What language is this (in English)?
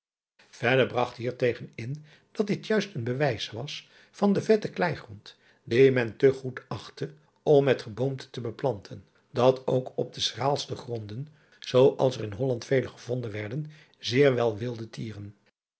Dutch